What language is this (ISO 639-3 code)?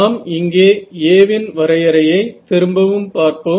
tam